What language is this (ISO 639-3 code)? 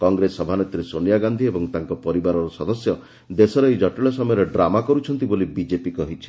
ori